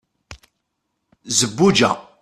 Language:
Kabyle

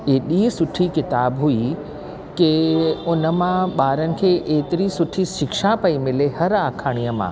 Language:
Sindhi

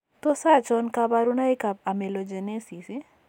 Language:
Kalenjin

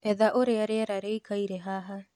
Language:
Kikuyu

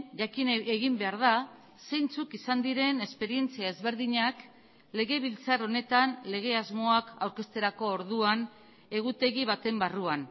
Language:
Basque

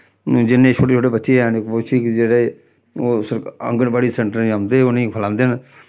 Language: Dogri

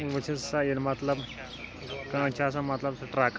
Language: Kashmiri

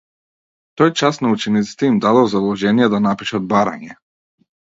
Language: Macedonian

